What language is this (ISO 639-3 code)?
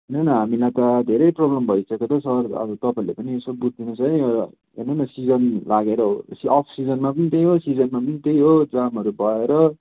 nep